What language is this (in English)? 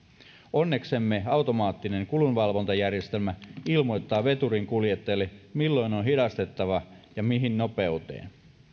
Finnish